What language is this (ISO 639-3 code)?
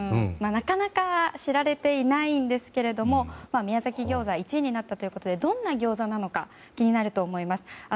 jpn